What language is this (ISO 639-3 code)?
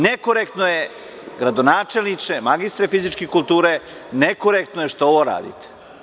srp